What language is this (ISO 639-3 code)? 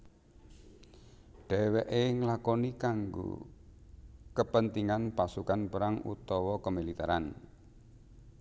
jav